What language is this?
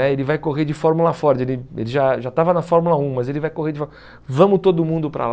Portuguese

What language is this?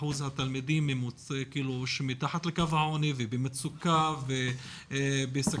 Hebrew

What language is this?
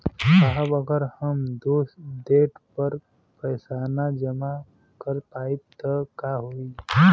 Bhojpuri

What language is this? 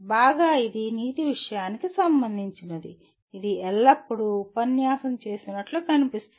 Telugu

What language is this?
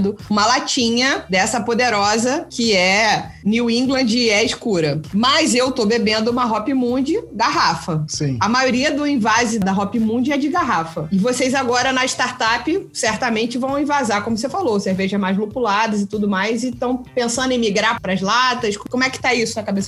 Portuguese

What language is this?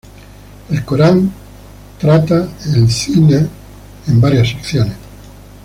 Spanish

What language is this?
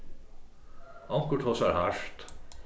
Faroese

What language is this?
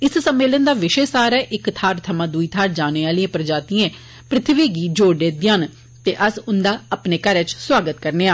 Dogri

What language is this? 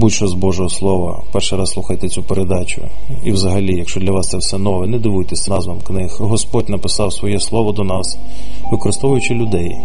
Ukrainian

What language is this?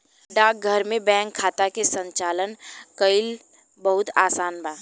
Bhojpuri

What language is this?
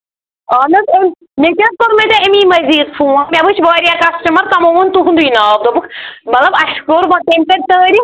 Kashmiri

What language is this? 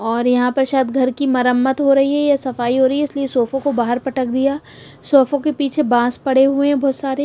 Hindi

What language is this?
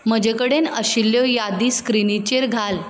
Konkani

